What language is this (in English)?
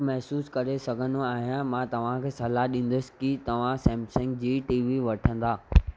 Sindhi